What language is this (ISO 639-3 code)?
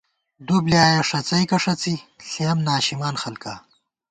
gwt